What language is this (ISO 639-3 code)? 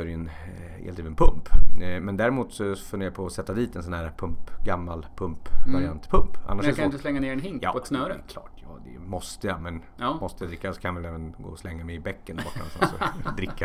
swe